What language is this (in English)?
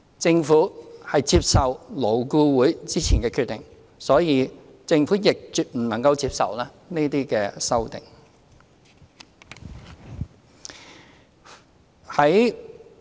Cantonese